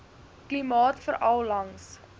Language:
Afrikaans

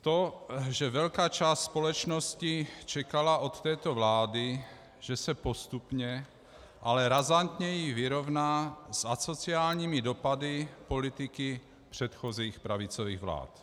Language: Czech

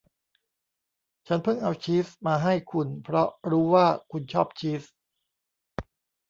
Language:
Thai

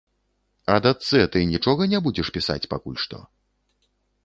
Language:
Belarusian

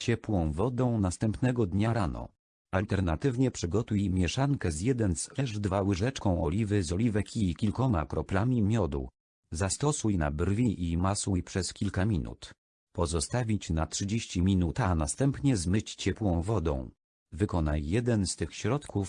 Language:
Polish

